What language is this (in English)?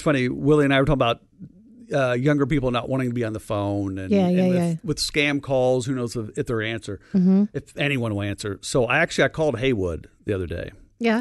English